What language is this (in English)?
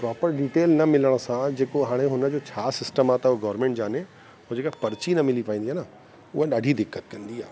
Sindhi